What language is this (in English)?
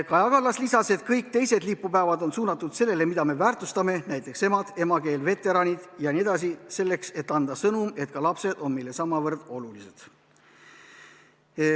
Estonian